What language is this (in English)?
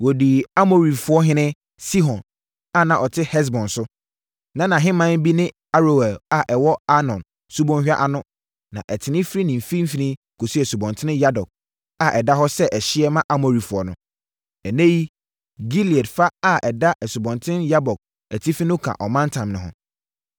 Akan